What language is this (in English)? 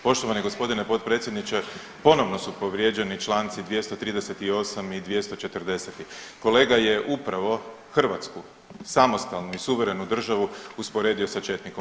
Croatian